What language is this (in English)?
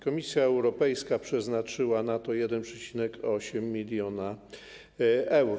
Polish